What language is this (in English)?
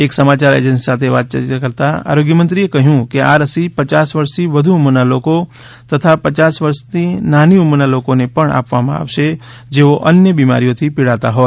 Gujarati